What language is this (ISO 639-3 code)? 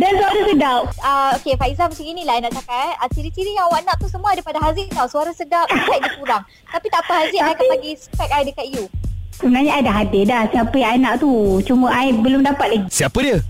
msa